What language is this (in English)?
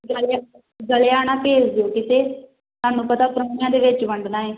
Punjabi